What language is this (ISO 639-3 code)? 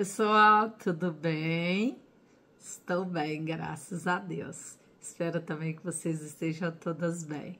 por